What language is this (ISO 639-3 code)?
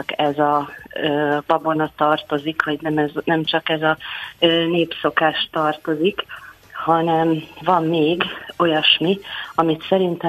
hun